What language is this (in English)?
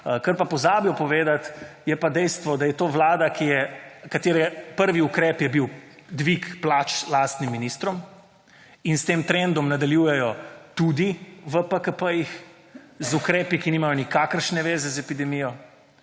Slovenian